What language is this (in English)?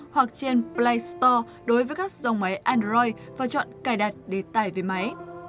Vietnamese